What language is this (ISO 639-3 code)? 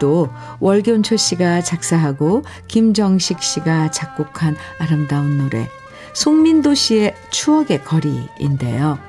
kor